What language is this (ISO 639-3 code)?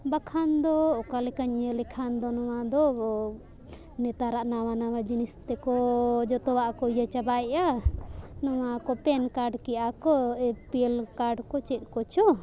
sat